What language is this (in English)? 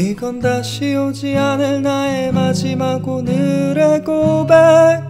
Korean